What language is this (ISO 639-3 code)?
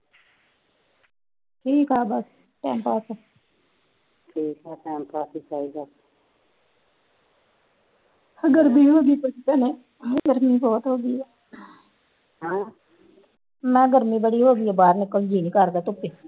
pan